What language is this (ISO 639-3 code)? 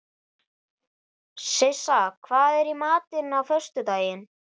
isl